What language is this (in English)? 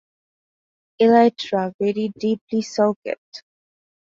English